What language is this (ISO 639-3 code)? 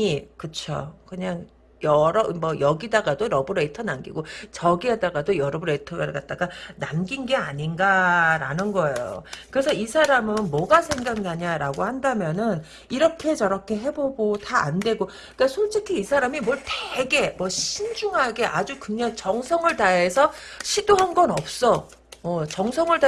kor